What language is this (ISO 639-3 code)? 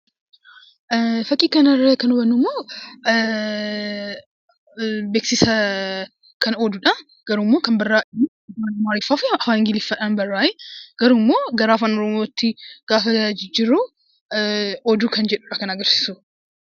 orm